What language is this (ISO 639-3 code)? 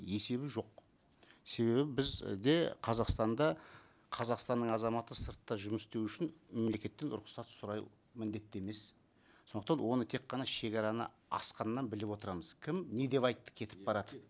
kaz